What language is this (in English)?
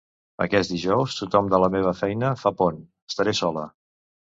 Catalan